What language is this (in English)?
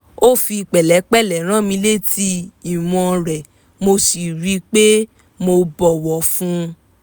Yoruba